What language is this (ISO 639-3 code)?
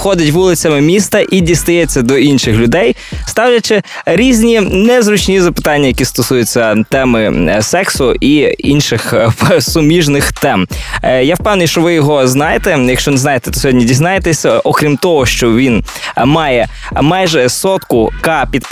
ukr